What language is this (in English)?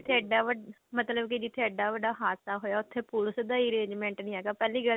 Punjabi